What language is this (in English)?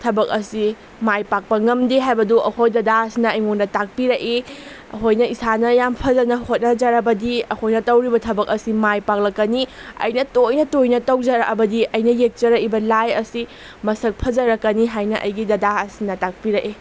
Manipuri